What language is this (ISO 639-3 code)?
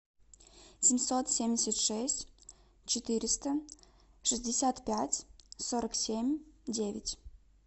rus